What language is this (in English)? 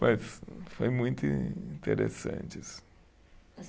Portuguese